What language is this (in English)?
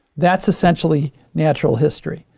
English